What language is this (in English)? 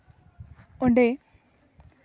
Santali